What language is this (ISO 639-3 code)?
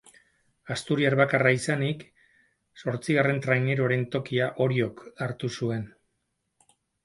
eus